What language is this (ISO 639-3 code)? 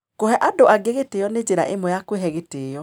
kik